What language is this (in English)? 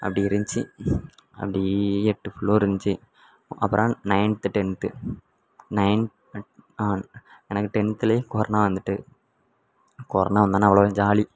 Tamil